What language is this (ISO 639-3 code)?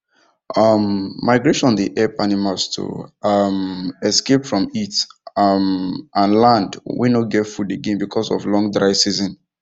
pcm